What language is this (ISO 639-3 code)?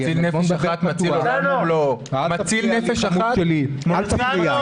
heb